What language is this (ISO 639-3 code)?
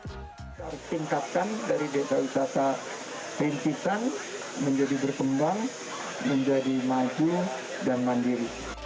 ind